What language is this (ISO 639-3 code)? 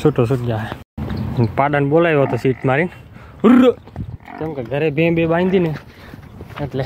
guj